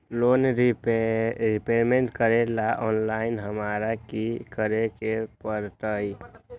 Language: Magahi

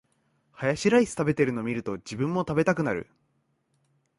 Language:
Japanese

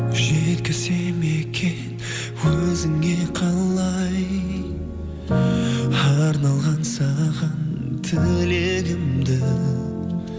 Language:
Kazakh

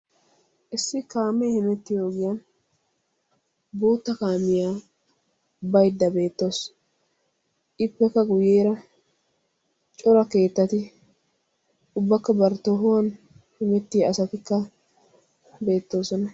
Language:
Wolaytta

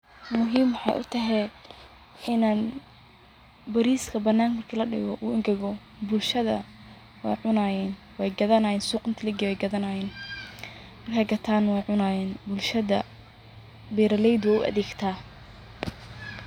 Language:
Somali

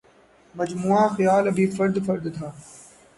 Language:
Urdu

